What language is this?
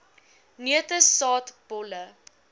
Afrikaans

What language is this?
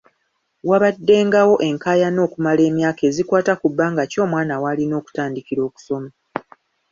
Ganda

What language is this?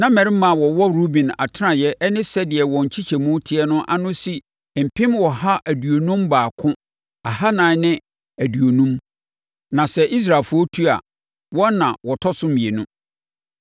Akan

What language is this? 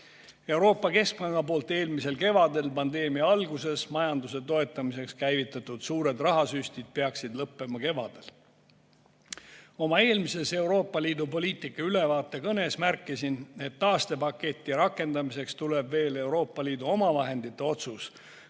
Estonian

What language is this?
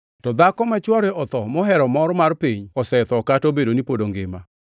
Luo (Kenya and Tanzania)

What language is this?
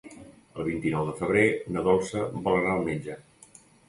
Catalan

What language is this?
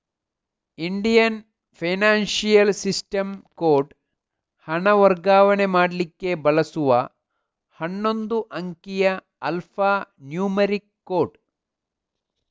Kannada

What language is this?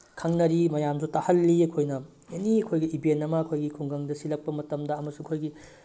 Manipuri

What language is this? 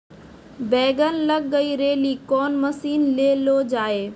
Maithili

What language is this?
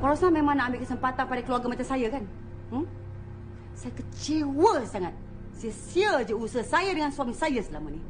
Malay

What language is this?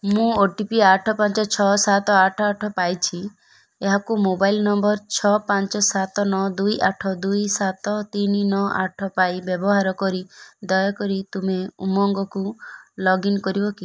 Odia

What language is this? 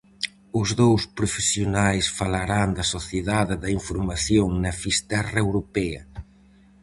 Galician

